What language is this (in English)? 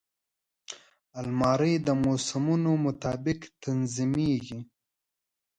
Pashto